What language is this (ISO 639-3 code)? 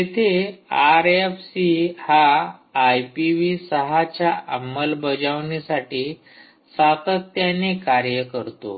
mar